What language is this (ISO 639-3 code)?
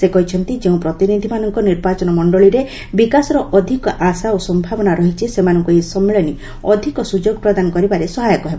ori